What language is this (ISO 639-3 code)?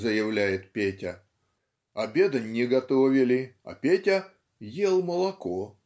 rus